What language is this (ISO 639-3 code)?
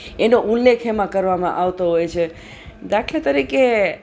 guj